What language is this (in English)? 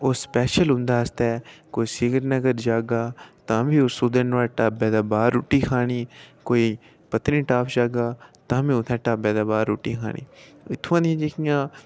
Dogri